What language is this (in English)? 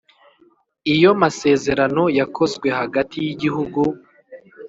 Kinyarwanda